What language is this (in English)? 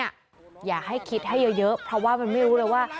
Thai